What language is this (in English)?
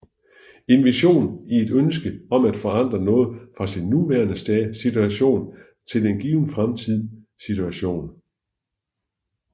Danish